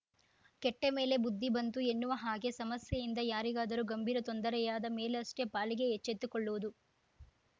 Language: Kannada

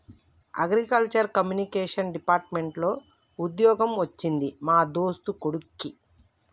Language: Telugu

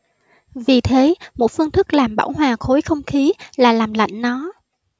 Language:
Vietnamese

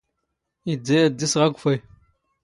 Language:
Standard Moroccan Tamazight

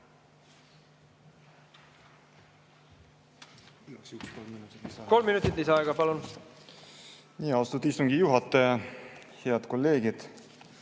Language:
Estonian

